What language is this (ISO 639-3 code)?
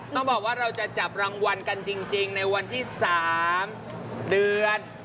tha